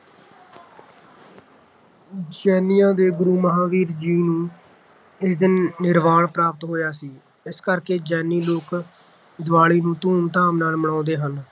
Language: Punjabi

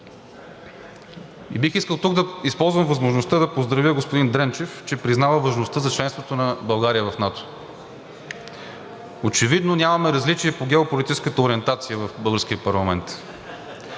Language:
Bulgarian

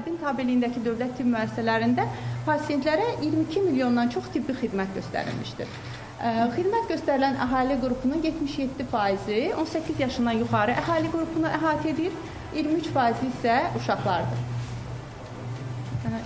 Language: Turkish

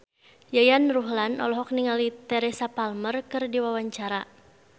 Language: Sundanese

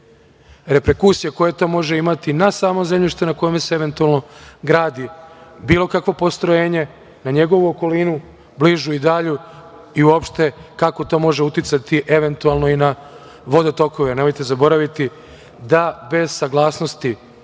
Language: Serbian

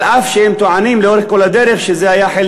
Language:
Hebrew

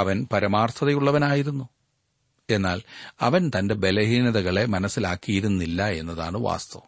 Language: Malayalam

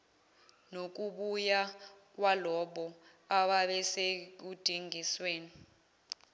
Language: Zulu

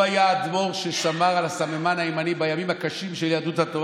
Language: Hebrew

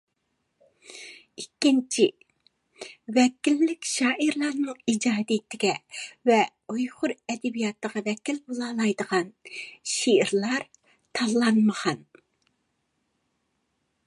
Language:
Uyghur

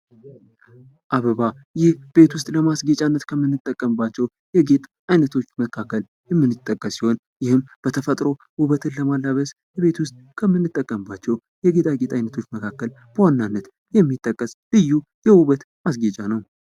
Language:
Amharic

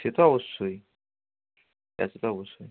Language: Bangla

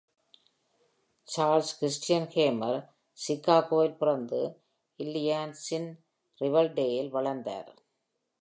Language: Tamil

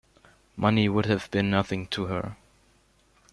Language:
English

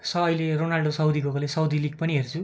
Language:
Nepali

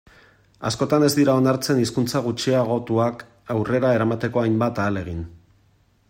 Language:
Basque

